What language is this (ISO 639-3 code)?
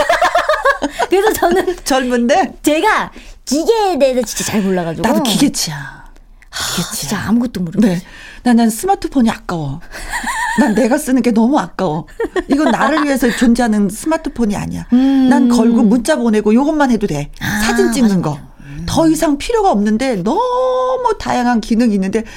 kor